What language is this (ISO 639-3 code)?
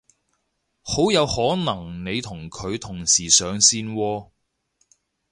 yue